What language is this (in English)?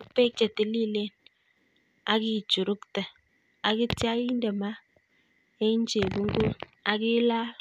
Kalenjin